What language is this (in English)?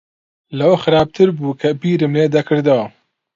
Central Kurdish